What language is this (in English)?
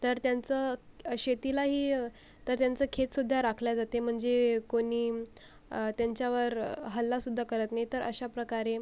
Marathi